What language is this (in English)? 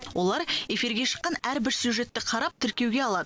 Kazakh